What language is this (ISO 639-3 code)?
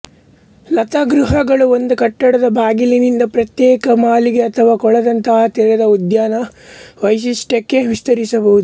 kan